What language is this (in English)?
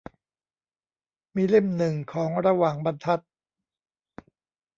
Thai